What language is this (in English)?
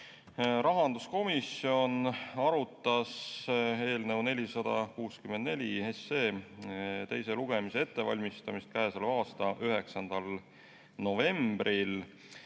Estonian